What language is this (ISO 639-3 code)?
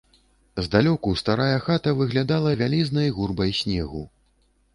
bel